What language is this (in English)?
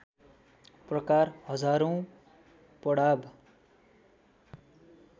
Nepali